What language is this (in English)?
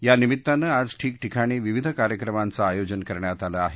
Marathi